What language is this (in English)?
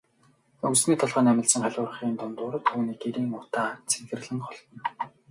Mongolian